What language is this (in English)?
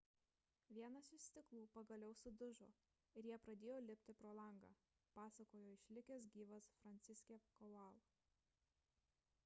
Lithuanian